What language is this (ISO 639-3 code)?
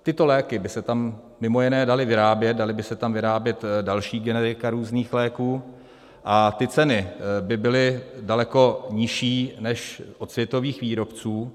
ces